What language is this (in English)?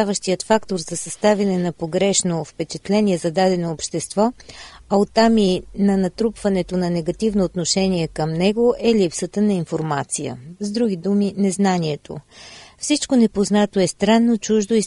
Bulgarian